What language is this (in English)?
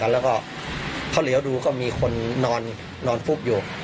Thai